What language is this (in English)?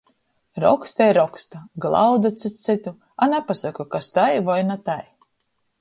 Latgalian